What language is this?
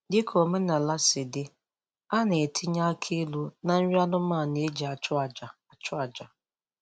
Igbo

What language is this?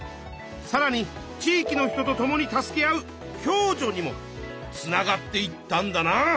Japanese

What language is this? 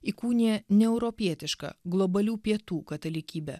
Lithuanian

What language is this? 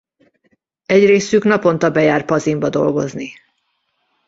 Hungarian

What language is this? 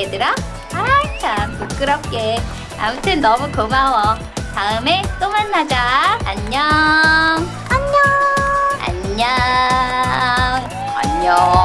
Korean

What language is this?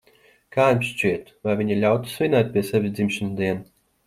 Latvian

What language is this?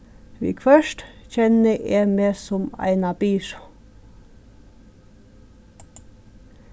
Faroese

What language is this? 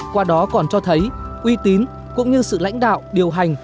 Vietnamese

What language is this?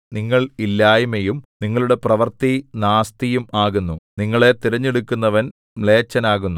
Malayalam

